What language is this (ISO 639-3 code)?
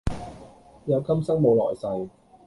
yue